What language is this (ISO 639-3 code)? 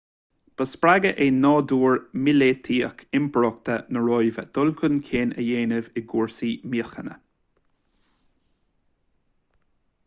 gle